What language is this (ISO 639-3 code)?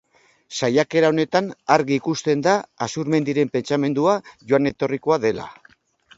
eus